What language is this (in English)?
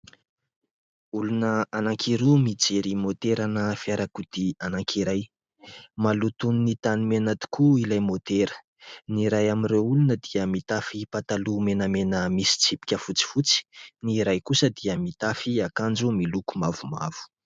Malagasy